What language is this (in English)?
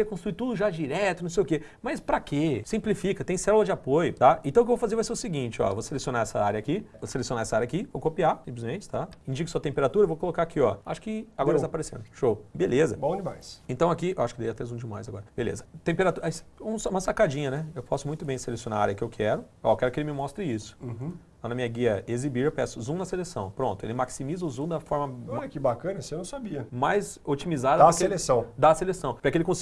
Portuguese